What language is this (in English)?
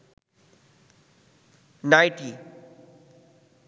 Bangla